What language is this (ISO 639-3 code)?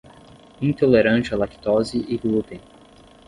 por